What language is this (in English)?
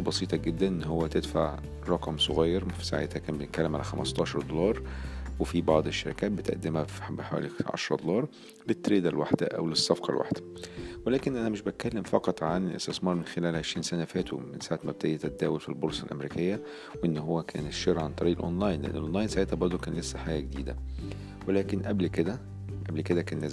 Arabic